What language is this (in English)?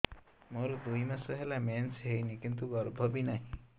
Odia